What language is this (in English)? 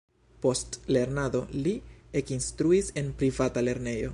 Esperanto